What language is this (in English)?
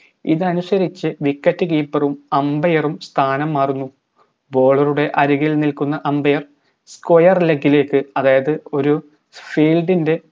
Malayalam